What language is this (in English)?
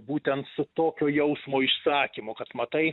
Lithuanian